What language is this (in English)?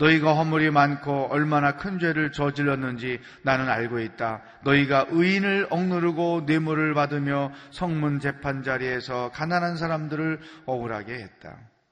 Korean